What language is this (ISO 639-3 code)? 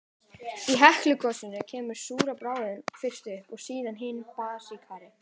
isl